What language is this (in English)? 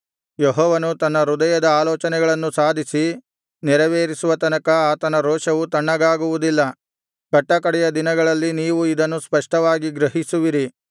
Kannada